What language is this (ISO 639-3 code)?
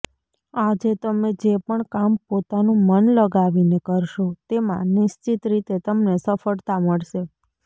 guj